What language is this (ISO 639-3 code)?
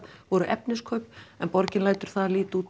isl